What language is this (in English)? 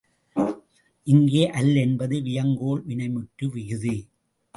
Tamil